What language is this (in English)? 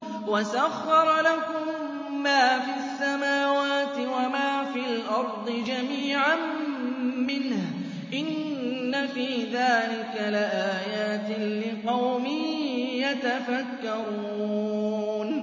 Arabic